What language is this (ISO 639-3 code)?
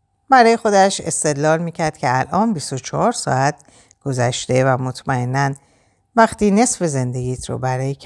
fas